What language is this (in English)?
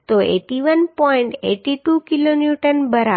Gujarati